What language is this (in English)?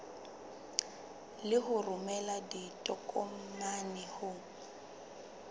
Southern Sotho